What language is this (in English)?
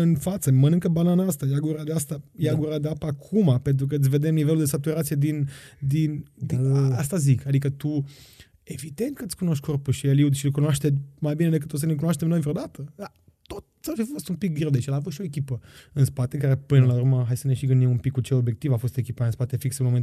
Romanian